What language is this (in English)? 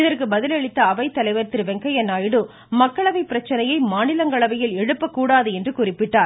Tamil